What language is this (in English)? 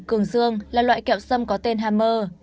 Vietnamese